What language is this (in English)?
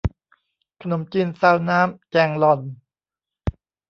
Thai